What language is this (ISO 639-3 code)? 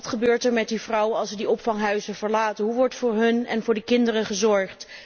nld